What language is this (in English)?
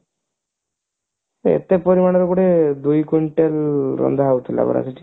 Odia